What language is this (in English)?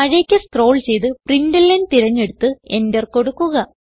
Malayalam